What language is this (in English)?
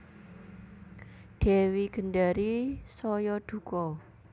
Javanese